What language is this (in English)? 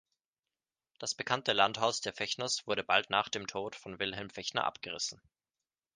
German